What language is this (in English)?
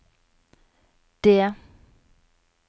Norwegian